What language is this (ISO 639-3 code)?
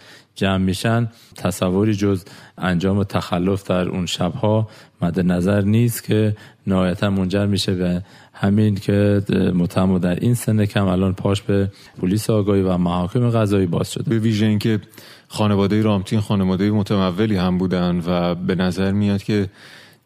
fas